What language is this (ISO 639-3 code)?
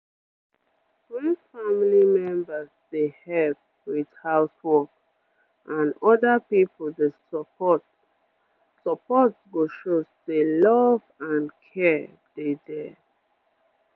pcm